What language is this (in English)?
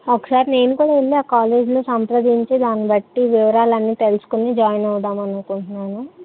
Telugu